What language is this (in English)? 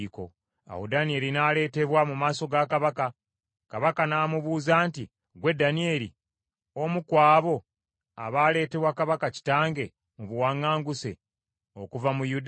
Ganda